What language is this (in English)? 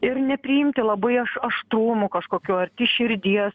Lithuanian